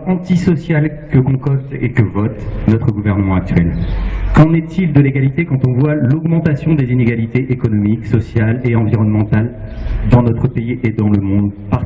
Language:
French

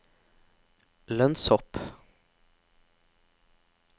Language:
Norwegian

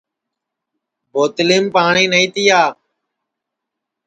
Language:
Sansi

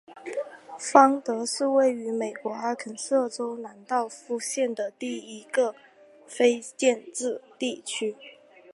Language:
Chinese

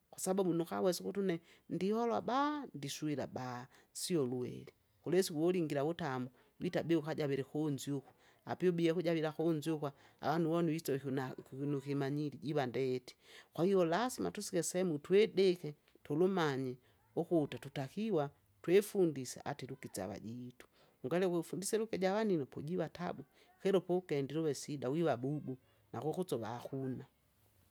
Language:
Kinga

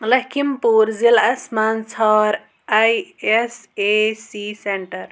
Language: Kashmiri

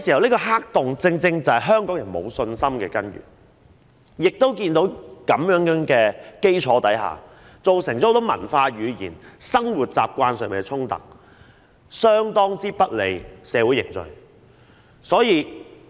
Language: Cantonese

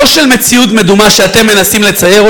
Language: Hebrew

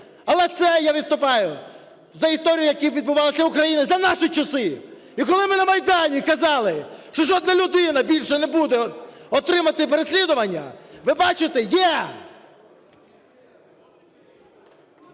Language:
Ukrainian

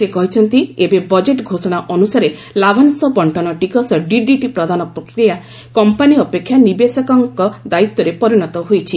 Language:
Odia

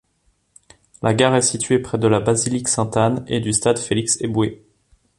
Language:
French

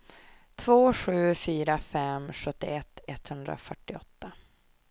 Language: Swedish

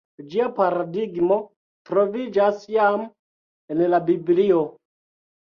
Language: Esperanto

